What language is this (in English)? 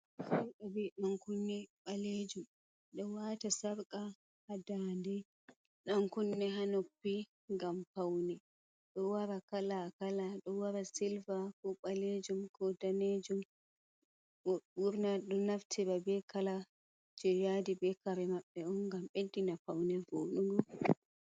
Fula